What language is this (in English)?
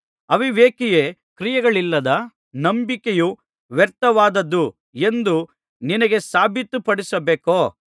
Kannada